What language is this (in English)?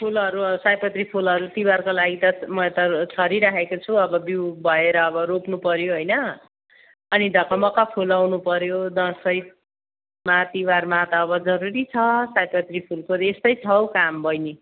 Nepali